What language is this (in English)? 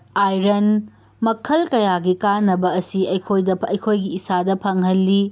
Manipuri